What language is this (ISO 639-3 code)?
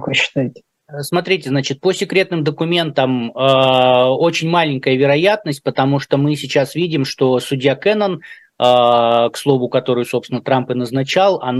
rus